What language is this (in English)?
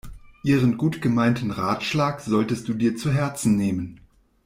German